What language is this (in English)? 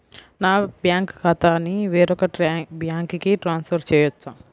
Telugu